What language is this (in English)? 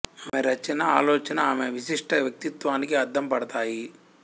Telugu